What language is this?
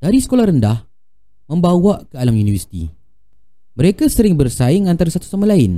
Malay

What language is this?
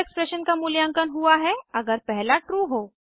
Hindi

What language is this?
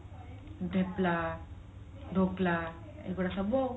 Odia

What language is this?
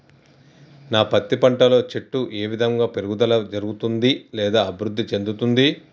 Telugu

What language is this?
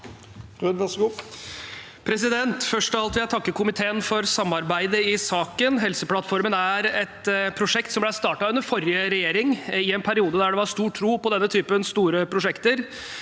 Norwegian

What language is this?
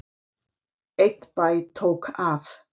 Icelandic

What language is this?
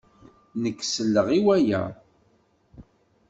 Kabyle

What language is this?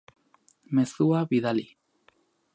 Basque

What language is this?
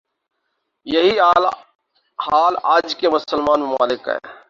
Urdu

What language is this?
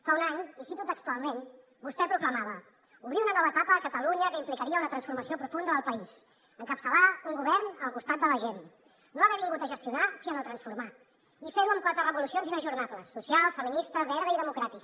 Catalan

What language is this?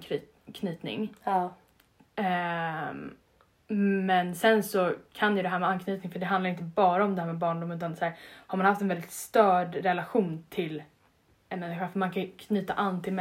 Swedish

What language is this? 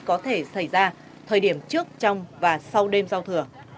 Vietnamese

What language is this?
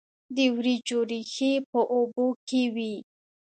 Pashto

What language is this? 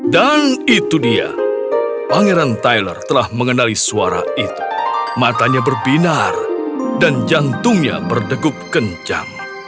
Indonesian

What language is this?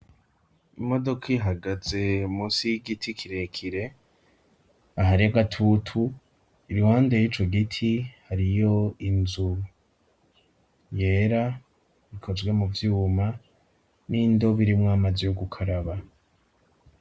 Rundi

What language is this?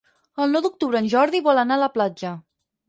Catalan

